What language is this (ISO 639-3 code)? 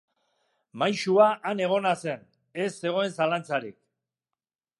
eus